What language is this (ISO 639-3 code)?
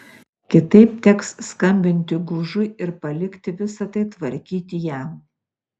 lit